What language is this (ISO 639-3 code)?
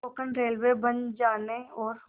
hin